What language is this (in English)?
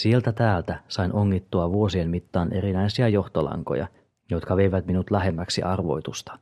Finnish